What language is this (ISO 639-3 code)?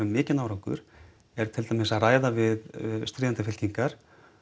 isl